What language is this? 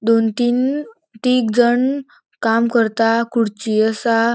Konkani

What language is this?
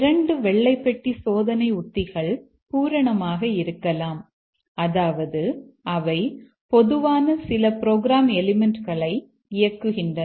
Tamil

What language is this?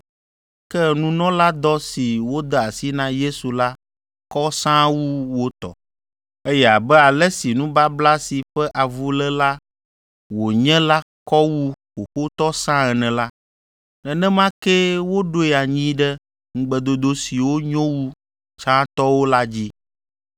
Ewe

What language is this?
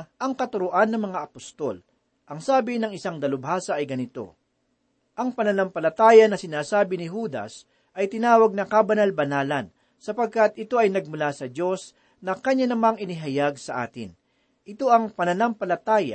Filipino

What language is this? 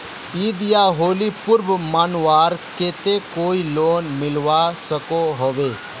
Magahi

